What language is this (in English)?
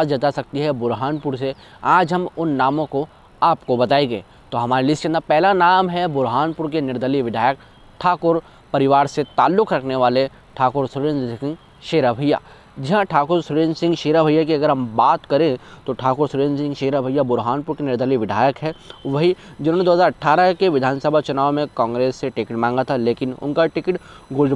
Hindi